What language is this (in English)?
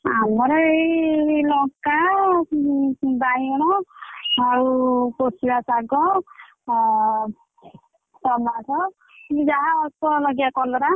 Odia